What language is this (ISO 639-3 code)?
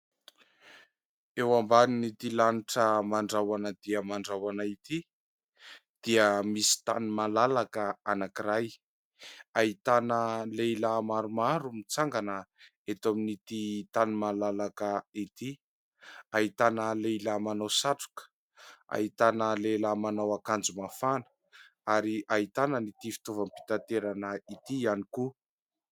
mlg